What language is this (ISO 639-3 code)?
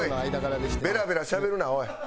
jpn